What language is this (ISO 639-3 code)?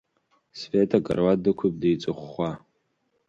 abk